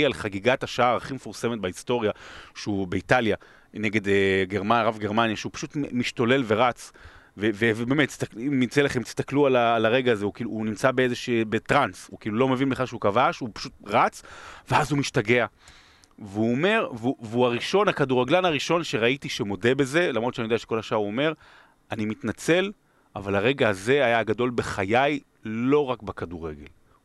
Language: Hebrew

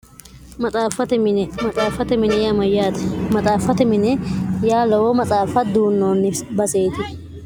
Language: Sidamo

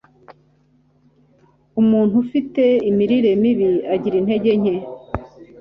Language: Kinyarwanda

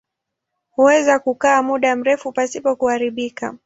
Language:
Swahili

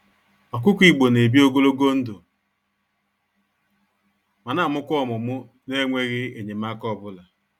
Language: Igbo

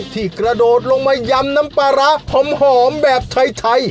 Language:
Thai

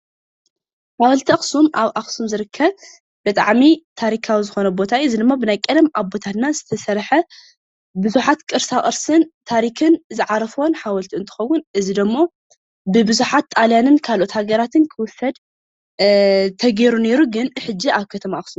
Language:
Tigrinya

